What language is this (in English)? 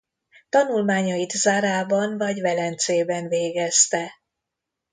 Hungarian